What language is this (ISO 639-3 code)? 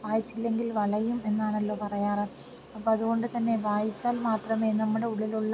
mal